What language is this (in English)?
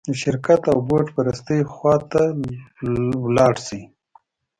Pashto